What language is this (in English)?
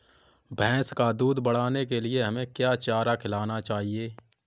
Hindi